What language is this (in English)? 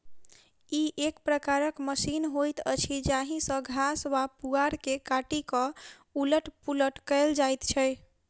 Maithili